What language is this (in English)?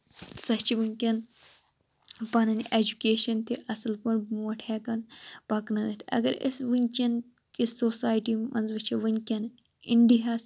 Kashmiri